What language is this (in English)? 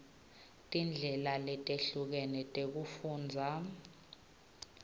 Swati